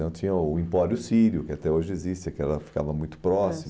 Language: Portuguese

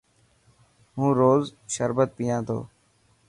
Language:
Dhatki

